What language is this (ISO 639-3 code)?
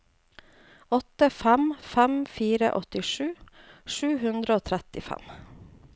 nor